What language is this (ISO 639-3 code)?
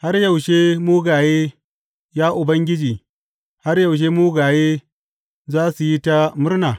hau